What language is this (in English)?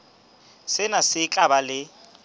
Southern Sotho